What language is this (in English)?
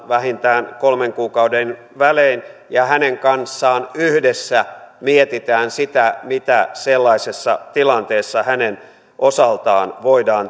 Finnish